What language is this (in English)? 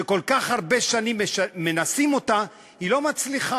Hebrew